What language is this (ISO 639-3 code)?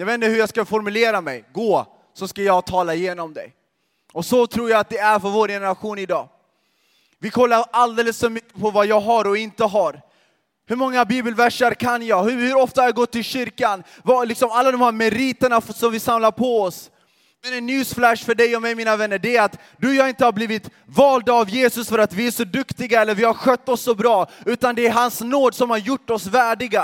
swe